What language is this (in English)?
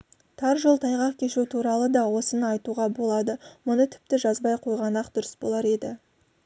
Kazakh